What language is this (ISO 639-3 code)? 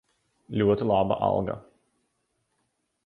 lav